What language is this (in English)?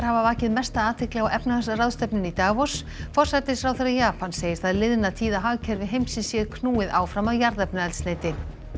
Icelandic